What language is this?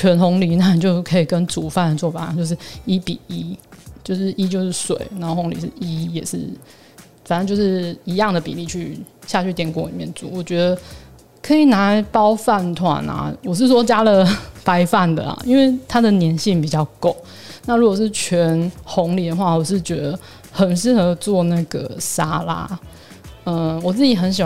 Chinese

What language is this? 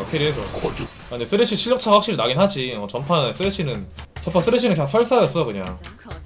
Korean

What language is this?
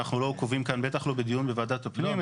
Hebrew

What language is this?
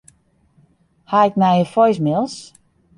Western Frisian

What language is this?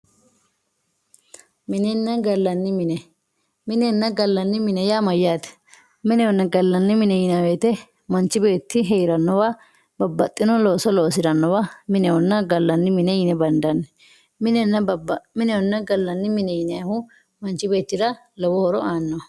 Sidamo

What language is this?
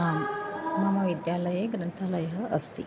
Sanskrit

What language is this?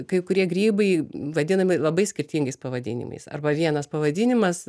Lithuanian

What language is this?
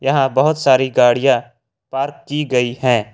Hindi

